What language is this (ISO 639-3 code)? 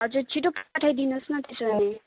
nep